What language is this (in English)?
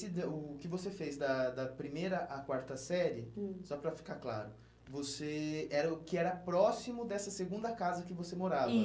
Portuguese